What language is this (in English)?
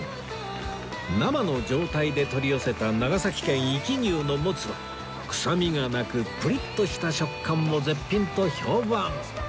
Japanese